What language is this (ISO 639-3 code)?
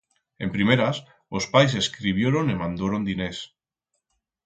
arg